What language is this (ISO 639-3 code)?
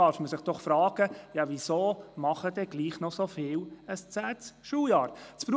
gsw